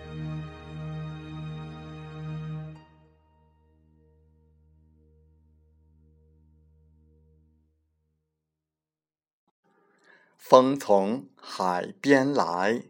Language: Chinese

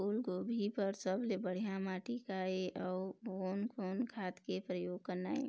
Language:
Chhattisgarhi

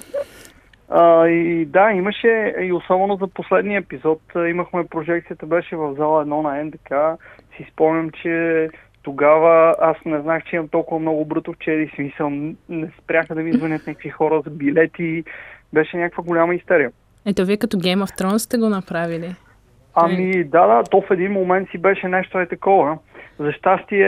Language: Bulgarian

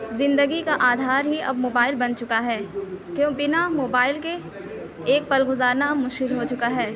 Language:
Urdu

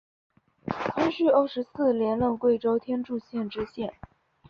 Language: Chinese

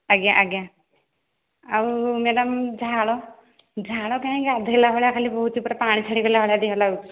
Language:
Odia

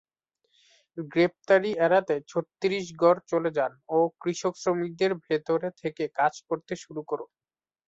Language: Bangla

